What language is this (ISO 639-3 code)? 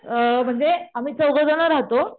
mar